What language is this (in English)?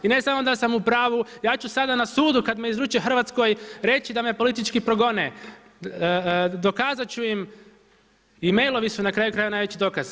Croatian